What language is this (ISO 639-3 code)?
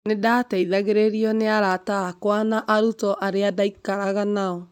kik